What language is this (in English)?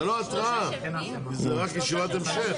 Hebrew